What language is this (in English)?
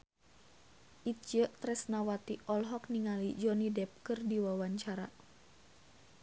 Sundanese